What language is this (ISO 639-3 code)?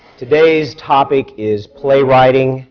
eng